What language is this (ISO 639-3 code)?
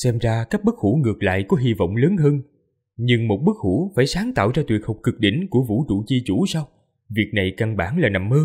vie